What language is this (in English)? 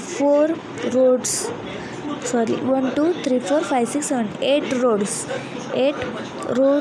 Hindi